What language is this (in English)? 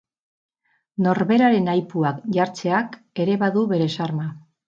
Basque